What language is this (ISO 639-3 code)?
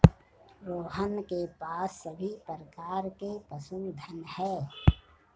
hin